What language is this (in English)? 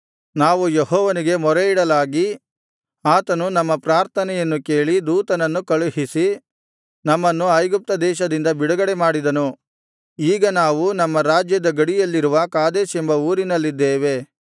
Kannada